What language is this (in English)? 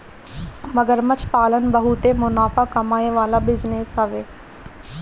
Bhojpuri